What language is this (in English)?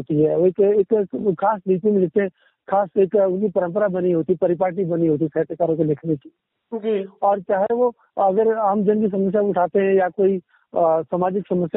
Hindi